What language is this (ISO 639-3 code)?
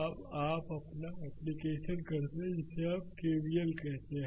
hin